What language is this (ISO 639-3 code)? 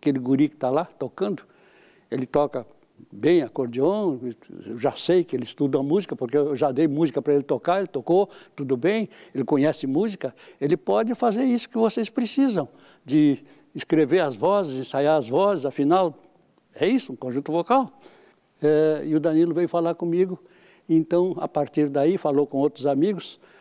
por